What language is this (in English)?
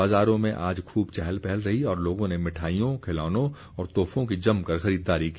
Hindi